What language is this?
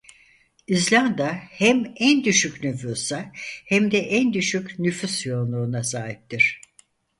Turkish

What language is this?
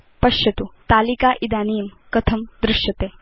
Sanskrit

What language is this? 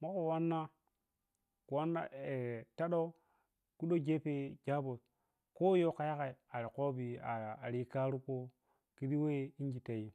Piya-Kwonci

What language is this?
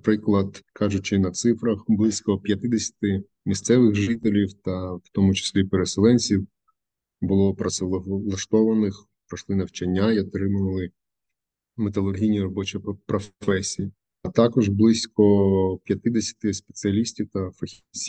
Ukrainian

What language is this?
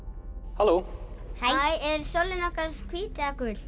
Icelandic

